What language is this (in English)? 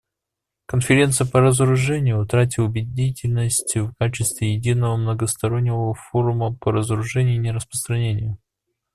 Russian